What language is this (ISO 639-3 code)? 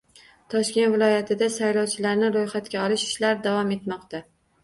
uzb